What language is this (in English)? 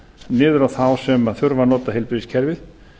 Icelandic